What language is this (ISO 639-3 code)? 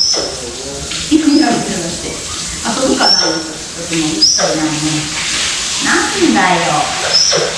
jpn